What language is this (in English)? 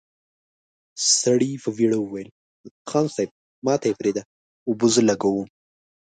Pashto